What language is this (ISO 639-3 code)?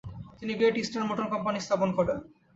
ben